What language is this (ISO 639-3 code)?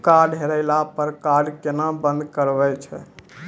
mai